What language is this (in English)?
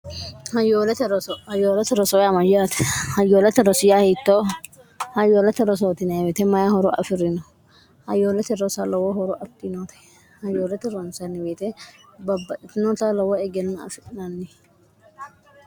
Sidamo